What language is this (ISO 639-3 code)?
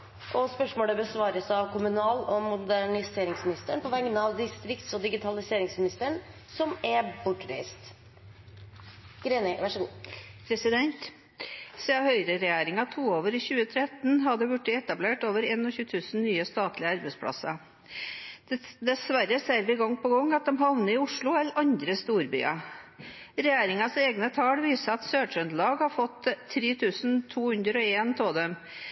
nor